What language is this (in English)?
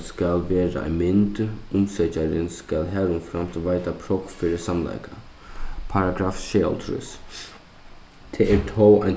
Faroese